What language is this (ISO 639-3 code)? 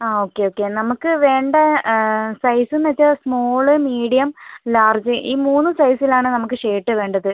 mal